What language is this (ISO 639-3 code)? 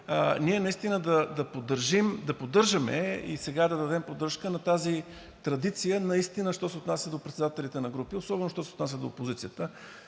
bul